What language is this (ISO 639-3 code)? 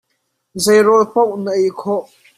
cnh